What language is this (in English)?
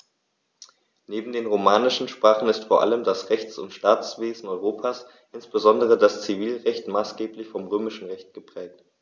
German